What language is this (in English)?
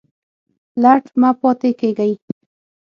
Pashto